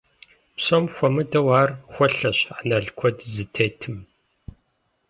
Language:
Kabardian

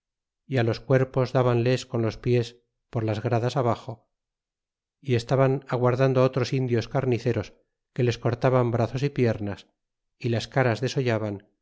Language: Spanish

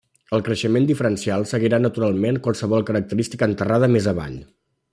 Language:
Catalan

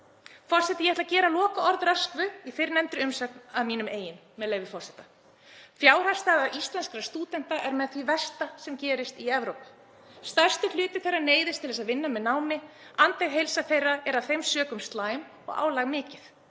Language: Icelandic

